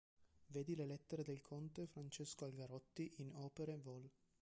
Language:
Italian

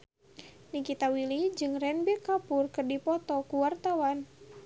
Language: Sundanese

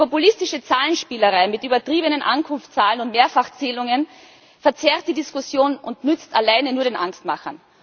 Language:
German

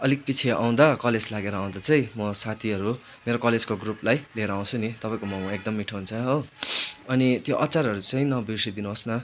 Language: Nepali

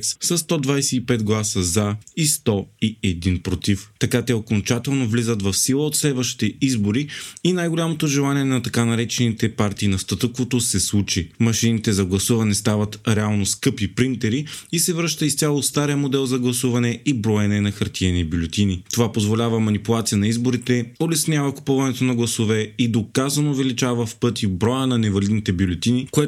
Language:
Bulgarian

